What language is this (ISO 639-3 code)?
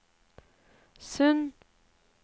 nor